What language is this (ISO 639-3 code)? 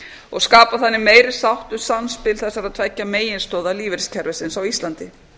isl